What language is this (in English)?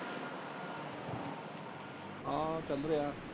Punjabi